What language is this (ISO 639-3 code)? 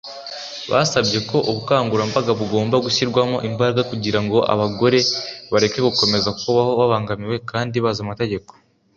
kin